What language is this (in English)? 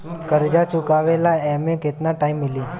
Bhojpuri